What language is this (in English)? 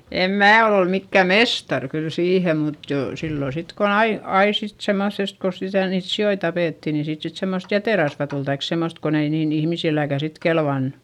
Finnish